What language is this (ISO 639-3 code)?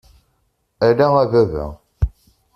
kab